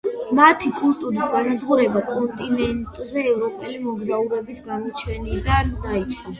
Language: Georgian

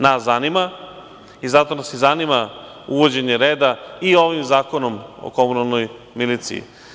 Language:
Serbian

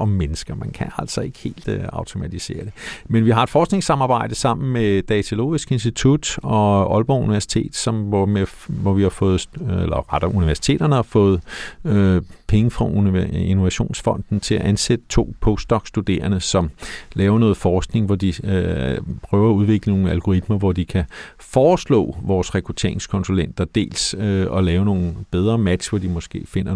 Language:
Danish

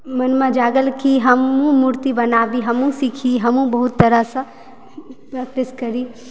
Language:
Maithili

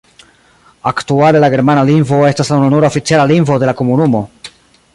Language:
Esperanto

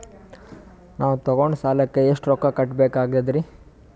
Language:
Kannada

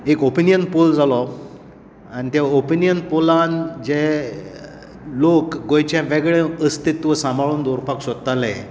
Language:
Konkani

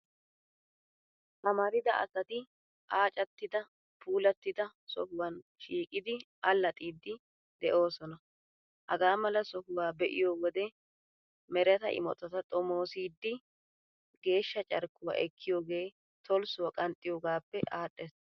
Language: Wolaytta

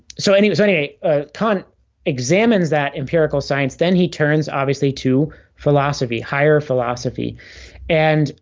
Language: English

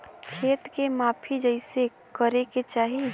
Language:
Bhojpuri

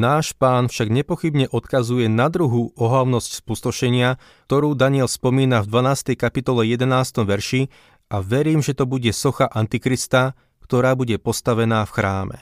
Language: Slovak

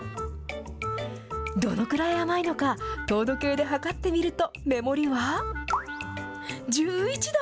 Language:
Japanese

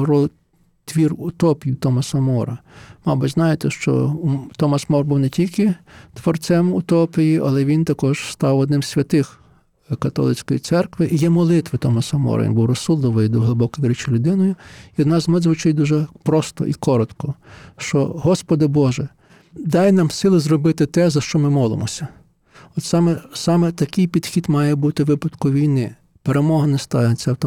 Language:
Ukrainian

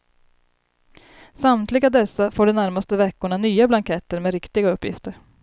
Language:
Swedish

